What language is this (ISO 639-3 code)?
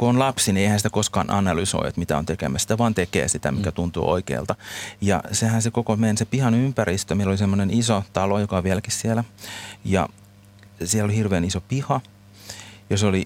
fin